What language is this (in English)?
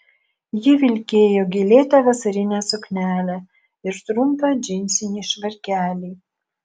Lithuanian